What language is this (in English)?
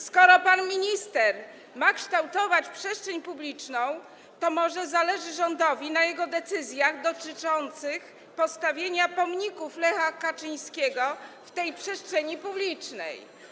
Polish